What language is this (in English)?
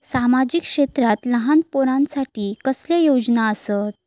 Marathi